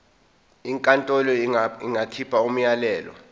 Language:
Zulu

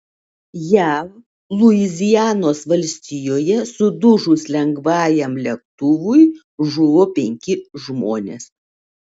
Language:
Lithuanian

